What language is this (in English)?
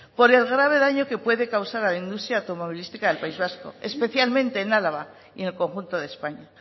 Spanish